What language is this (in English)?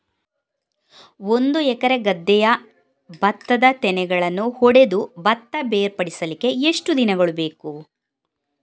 Kannada